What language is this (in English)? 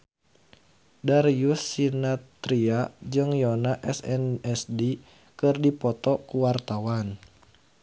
Sundanese